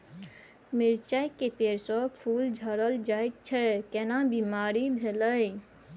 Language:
Maithili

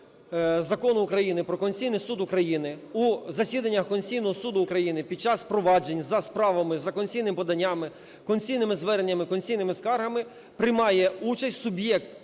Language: Ukrainian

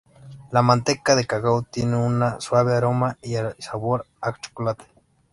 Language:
Spanish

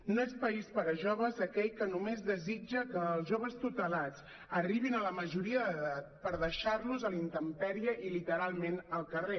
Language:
Catalan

